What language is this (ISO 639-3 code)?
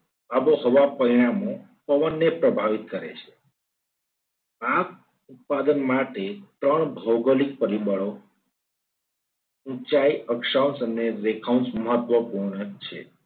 guj